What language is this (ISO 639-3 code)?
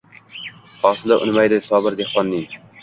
uzb